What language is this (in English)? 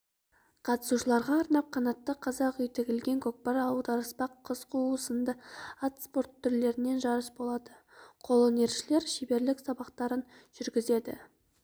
Kazakh